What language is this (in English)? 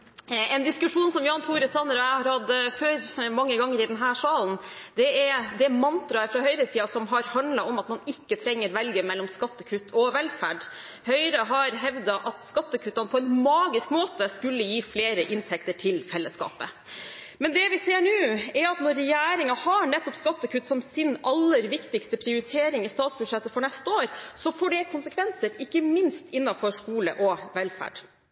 Norwegian Bokmål